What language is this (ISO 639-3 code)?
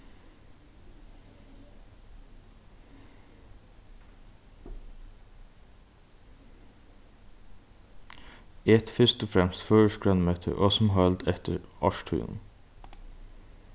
fao